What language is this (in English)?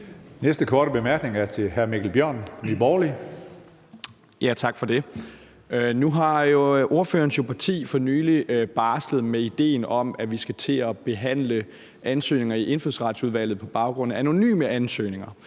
Danish